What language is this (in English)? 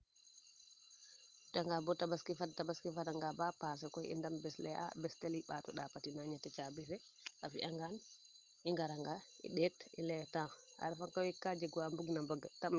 Serer